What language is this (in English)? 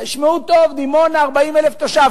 Hebrew